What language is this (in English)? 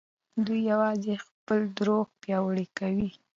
Pashto